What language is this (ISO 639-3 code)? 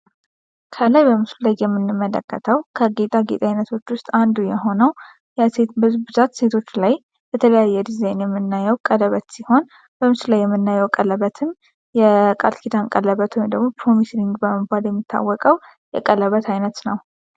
amh